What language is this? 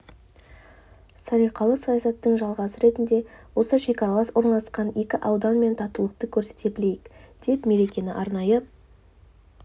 Kazakh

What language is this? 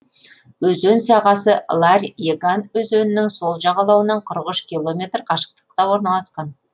Kazakh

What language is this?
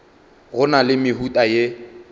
Northern Sotho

